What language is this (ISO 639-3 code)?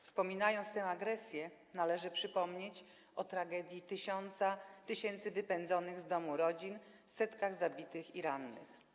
pol